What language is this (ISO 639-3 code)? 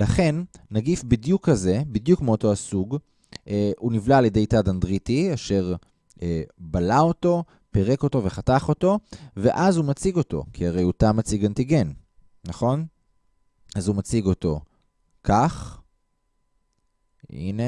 heb